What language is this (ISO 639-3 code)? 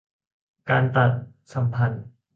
tha